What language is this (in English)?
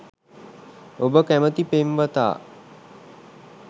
Sinhala